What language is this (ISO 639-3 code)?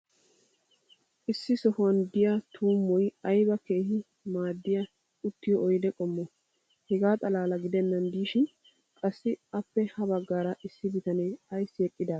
wal